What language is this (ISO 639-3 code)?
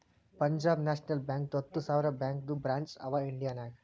kan